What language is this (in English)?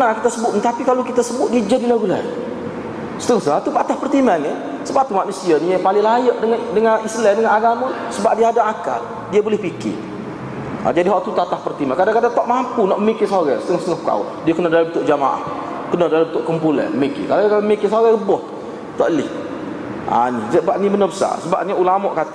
Malay